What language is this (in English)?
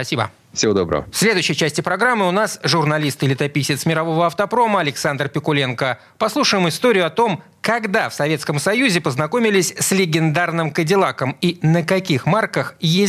Russian